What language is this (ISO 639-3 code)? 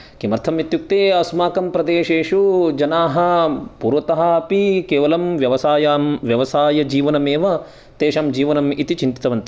san